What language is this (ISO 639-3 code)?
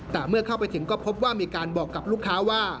tha